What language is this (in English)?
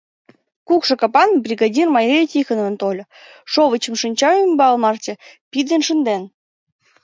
Mari